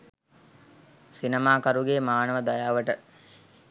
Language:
Sinhala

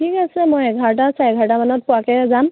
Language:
Assamese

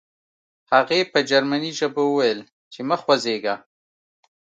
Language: Pashto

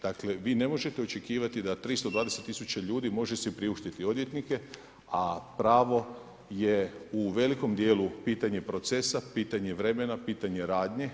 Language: Croatian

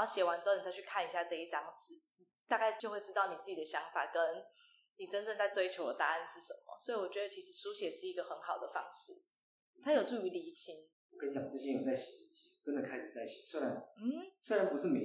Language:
Chinese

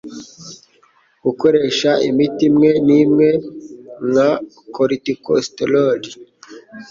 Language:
Kinyarwanda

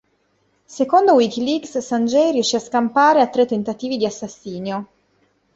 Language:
Italian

